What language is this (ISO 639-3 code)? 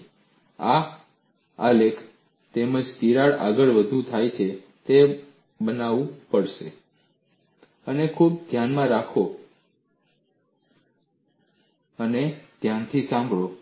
guj